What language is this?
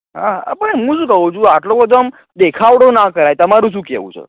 Gujarati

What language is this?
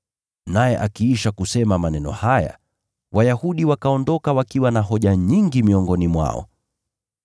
Swahili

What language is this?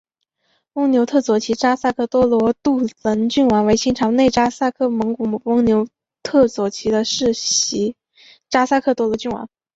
Chinese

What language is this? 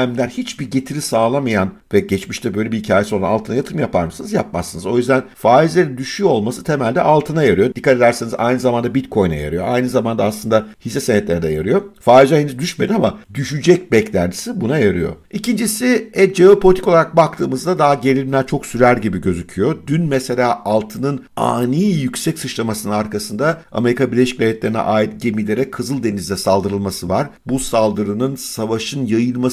Turkish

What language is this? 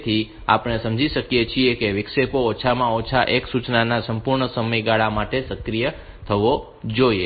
Gujarati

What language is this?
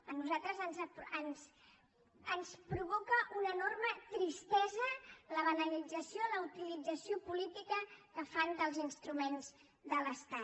Catalan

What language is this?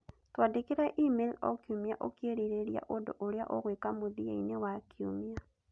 Kikuyu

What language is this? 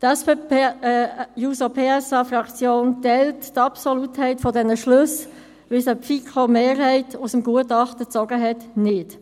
Swiss German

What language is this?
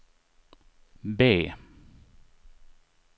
Swedish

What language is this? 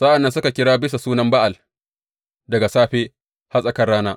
Hausa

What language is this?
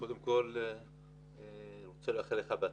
Hebrew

